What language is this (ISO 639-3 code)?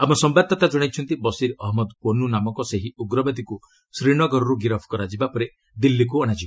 ori